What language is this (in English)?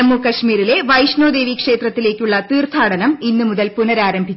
Malayalam